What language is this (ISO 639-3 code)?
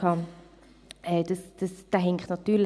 gsw